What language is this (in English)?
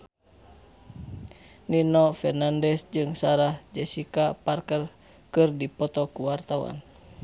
Sundanese